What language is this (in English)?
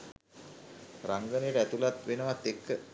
Sinhala